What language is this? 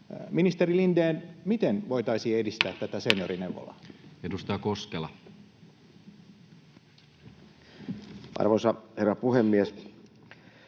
Finnish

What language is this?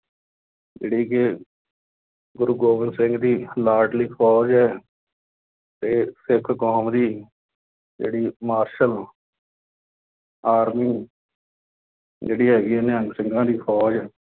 Punjabi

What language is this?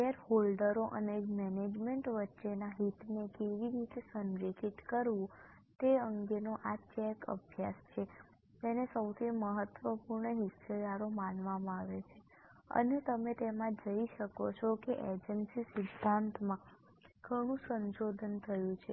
Gujarati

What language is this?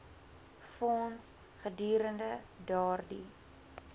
Afrikaans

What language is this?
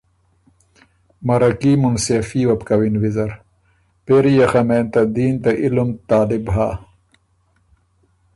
Ormuri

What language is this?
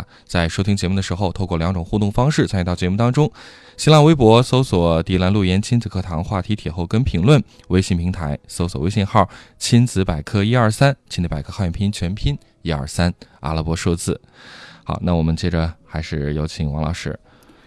Chinese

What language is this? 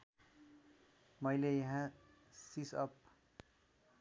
Nepali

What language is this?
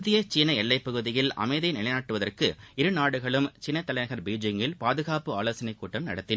Tamil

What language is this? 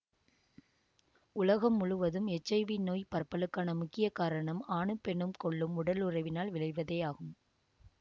Tamil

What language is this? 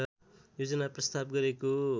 Nepali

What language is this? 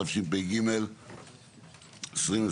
Hebrew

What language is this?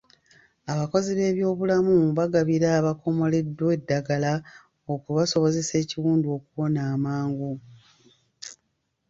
Ganda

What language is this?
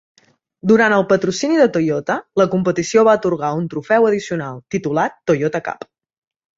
Catalan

